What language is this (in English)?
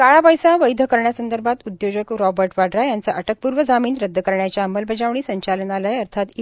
Marathi